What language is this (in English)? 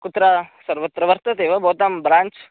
Sanskrit